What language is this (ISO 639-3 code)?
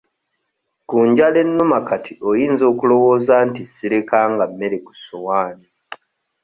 lug